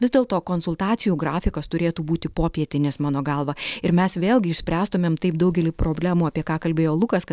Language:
Lithuanian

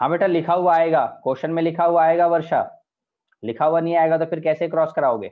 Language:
Hindi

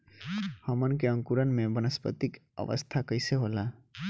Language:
Bhojpuri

